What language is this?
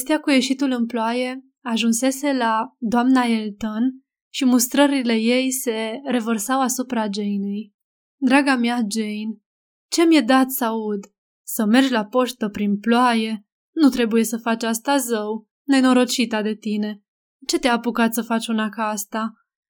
Romanian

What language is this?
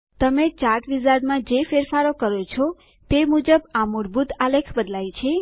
Gujarati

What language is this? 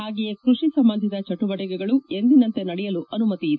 Kannada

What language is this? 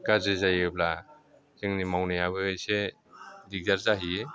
Bodo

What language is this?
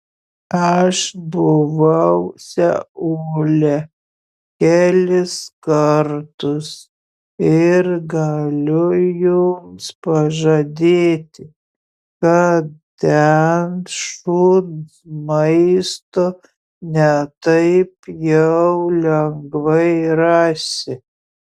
Lithuanian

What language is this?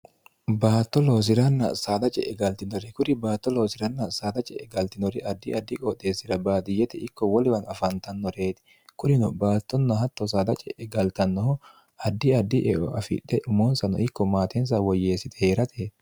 Sidamo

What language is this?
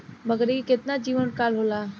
Bhojpuri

